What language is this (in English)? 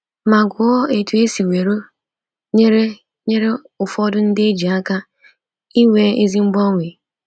Igbo